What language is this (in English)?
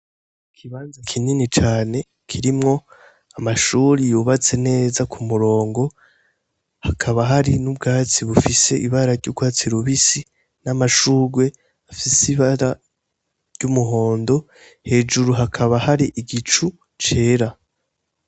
Rundi